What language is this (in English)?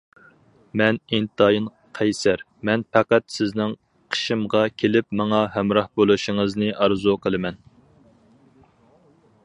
Uyghur